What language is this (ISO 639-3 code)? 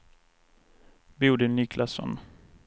swe